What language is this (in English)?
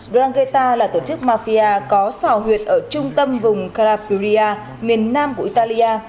Vietnamese